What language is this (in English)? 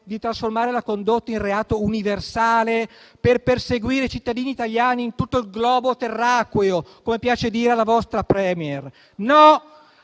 Italian